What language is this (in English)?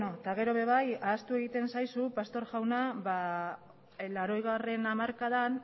Basque